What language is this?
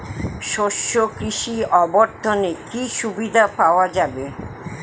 Bangla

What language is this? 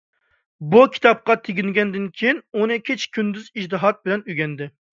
Uyghur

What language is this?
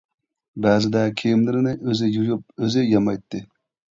Uyghur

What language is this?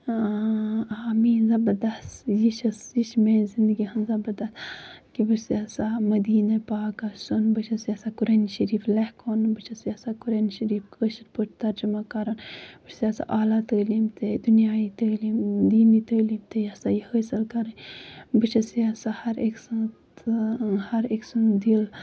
Kashmiri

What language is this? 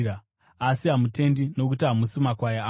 Shona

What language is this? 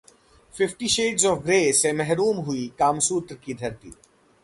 Hindi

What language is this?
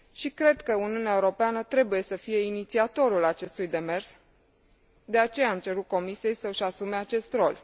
Romanian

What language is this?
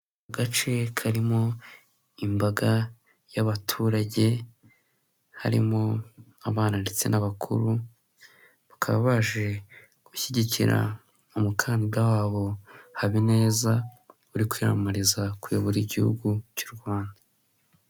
Kinyarwanda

